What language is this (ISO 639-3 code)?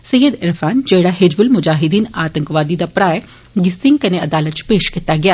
doi